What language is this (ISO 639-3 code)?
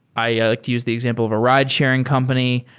eng